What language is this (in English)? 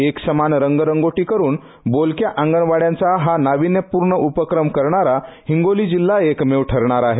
Marathi